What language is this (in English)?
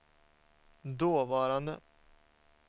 Swedish